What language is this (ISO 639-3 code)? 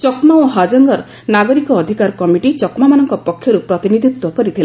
ori